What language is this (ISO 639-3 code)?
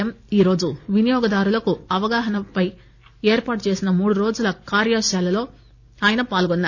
tel